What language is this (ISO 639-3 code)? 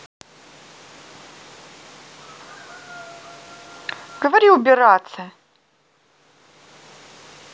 rus